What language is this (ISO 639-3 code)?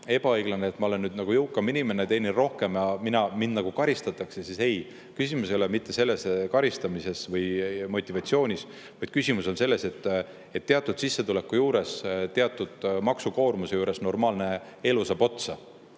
est